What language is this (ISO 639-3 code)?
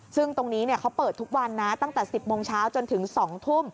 tha